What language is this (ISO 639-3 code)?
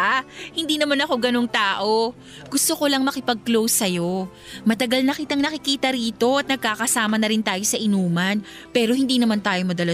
fil